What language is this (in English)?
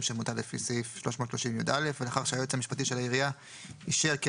Hebrew